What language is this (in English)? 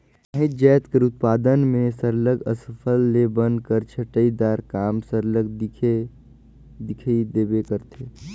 Chhattisgarhi